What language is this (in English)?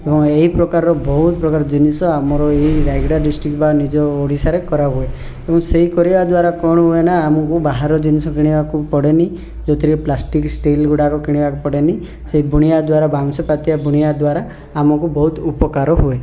Odia